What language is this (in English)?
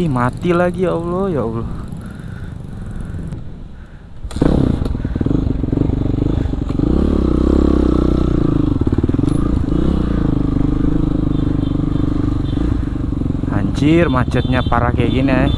Indonesian